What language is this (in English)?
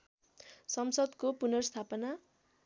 Nepali